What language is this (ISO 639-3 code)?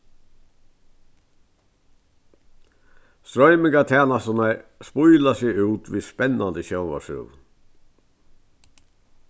fao